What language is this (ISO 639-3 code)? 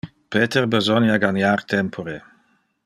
ina